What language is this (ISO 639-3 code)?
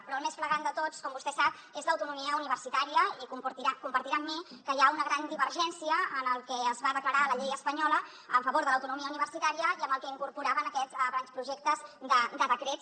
cat